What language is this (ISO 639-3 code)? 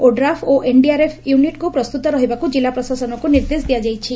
ori